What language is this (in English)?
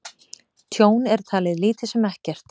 Icelandic